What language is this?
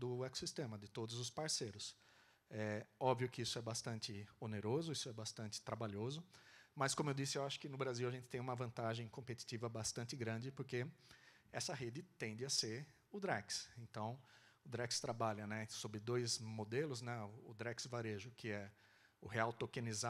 Portuguese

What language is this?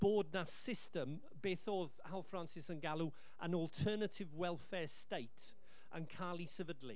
Welsh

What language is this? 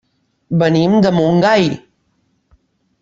Catalan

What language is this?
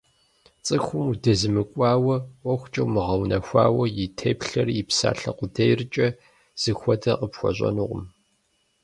Kabardian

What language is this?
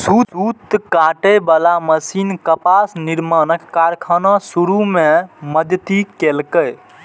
Maithili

